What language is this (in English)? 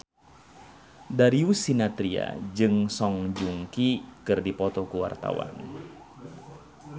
Sundanese